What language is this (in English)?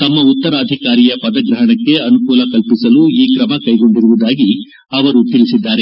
Kannada